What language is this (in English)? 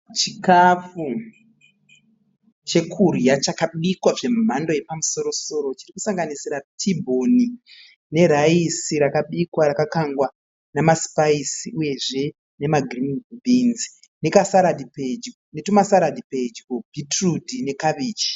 Shona